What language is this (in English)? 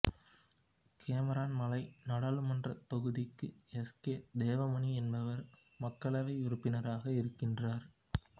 Tamil